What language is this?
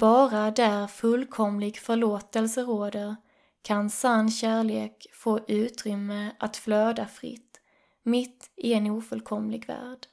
Swedish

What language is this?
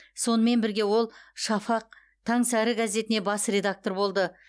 Kazakh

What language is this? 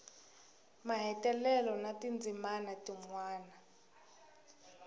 Tsonga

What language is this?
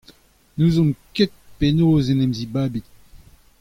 Breton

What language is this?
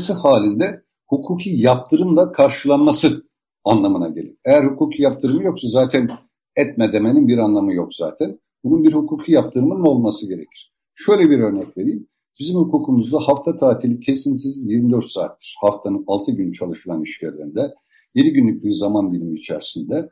Turkish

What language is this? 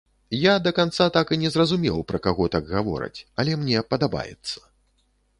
Belarusian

